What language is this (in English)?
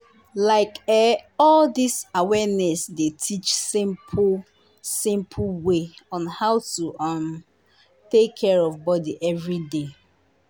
Nigerian Pidgin